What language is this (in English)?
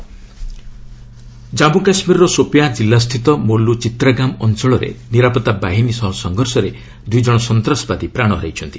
Odia